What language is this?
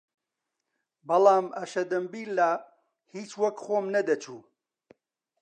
Central Kurdish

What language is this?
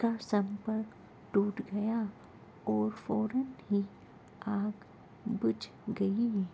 Urdu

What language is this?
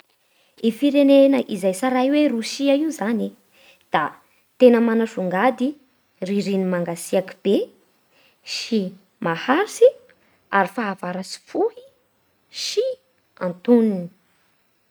Bara Malagasy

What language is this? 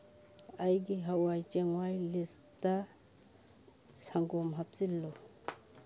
Manipuri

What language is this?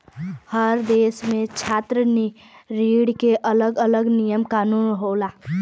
Bhojpuri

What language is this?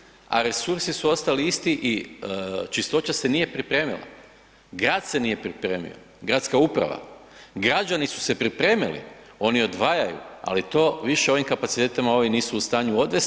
Croatian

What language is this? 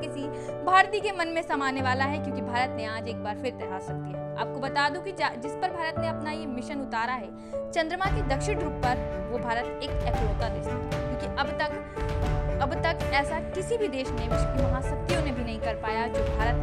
Hindi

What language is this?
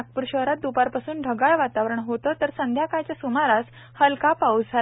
Marathi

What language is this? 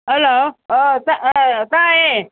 Manipuri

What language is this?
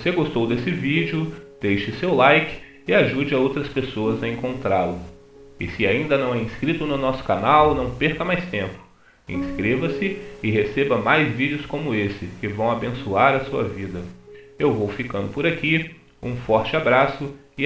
Portuguese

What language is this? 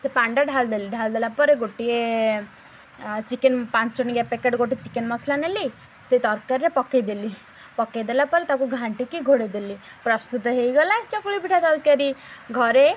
Odia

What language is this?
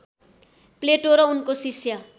Nepali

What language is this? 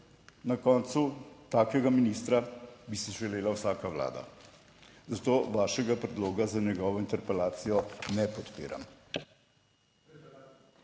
Slovenian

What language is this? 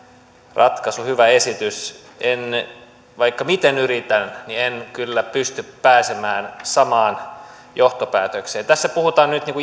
Finnish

